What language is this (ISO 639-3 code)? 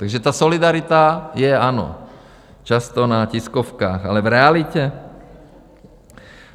ces